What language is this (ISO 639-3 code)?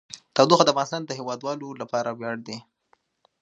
pus